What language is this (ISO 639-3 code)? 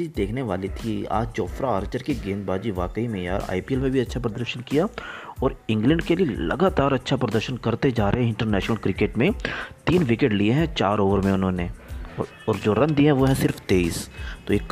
hin